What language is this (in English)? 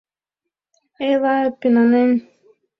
Mari